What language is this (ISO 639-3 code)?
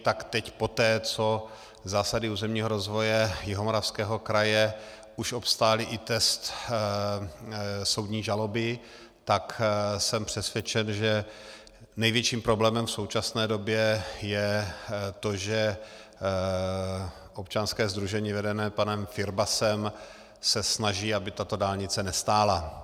ces